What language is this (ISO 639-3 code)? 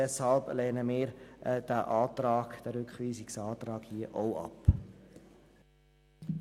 gsw